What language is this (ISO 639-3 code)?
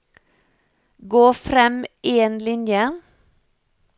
nor